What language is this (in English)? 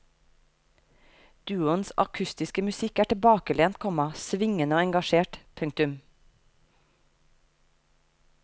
Norwegian